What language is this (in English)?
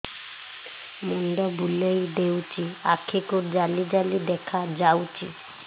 Odia